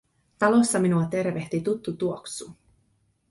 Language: Finnish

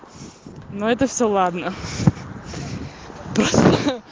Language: Russian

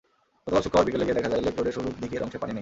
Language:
Bangla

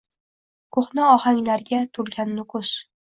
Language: Uzbek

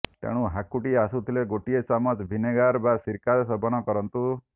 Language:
Odia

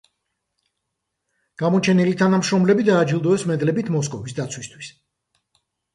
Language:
Georgian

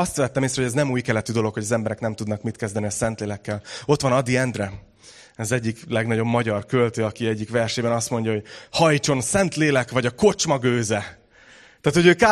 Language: Hungarian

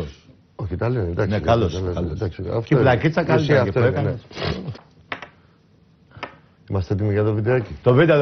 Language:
Greek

